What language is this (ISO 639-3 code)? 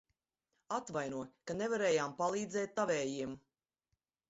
lav